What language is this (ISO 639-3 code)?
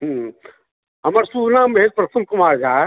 mai